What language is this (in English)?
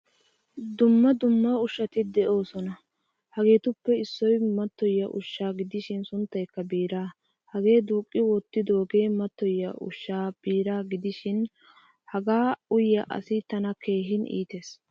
Wolaytta